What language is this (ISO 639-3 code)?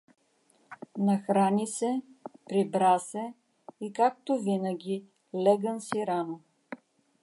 bul